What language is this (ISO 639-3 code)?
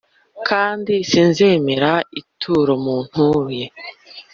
kin